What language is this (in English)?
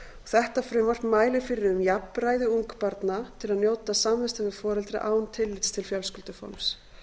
Icelandic